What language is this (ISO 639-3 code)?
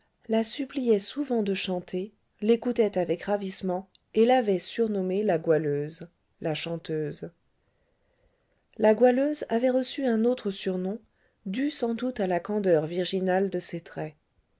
fra